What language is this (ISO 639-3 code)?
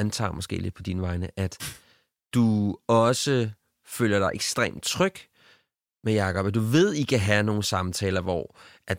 dan